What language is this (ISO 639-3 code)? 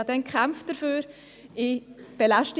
gsw